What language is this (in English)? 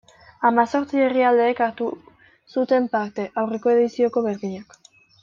Basque